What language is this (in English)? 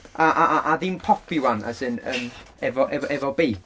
Welsh